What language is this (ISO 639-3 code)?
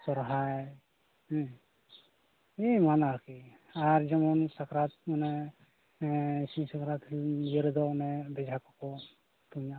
sat